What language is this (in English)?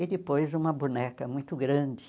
Portuguese